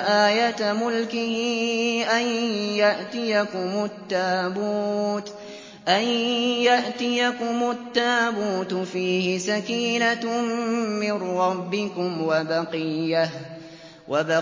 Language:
Arabic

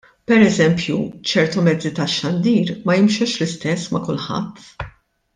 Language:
Maltese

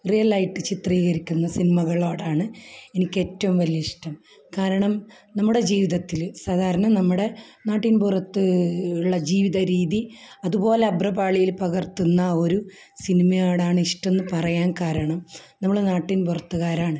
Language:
Malayalam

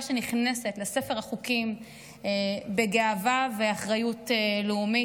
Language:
Hebrew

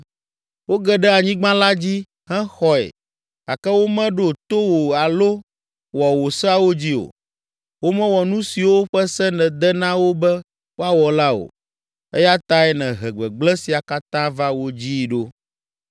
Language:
Ewe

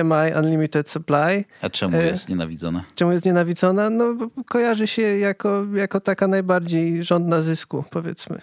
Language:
Polish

